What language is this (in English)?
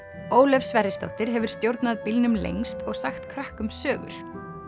Icelandic